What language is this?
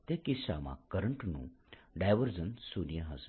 Gujarati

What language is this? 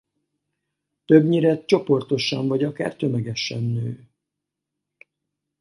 Hungarian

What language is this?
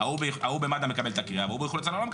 Hebrew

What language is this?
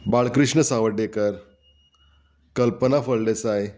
Konkani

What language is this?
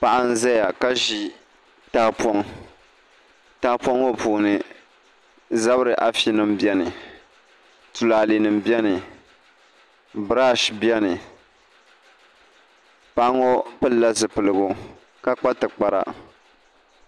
Dagbani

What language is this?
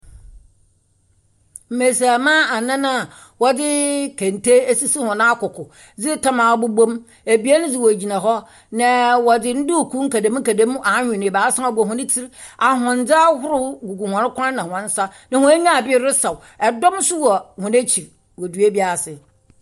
Akan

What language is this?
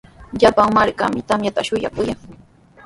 Sihuas Ancash Quechua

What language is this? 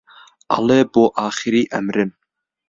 Central Kurdish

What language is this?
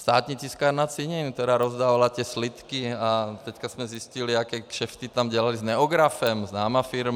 Czech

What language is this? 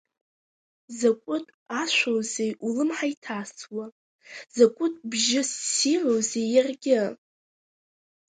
Abkhazian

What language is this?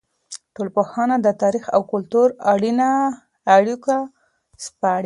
Pashto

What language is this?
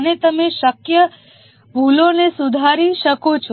Gujarati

